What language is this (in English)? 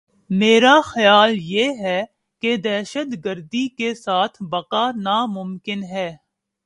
Urdu